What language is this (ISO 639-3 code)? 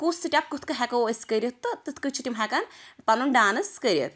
kas